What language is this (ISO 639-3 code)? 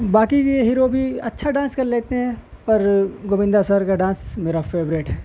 urd